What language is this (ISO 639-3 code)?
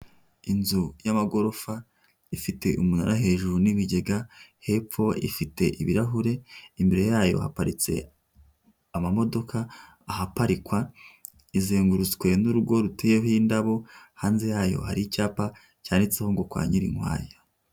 kin